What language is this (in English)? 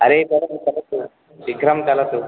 Sanskrit